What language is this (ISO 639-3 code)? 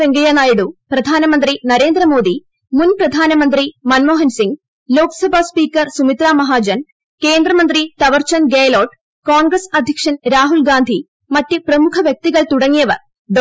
mal